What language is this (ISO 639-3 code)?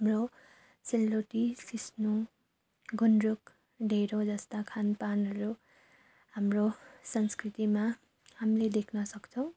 nep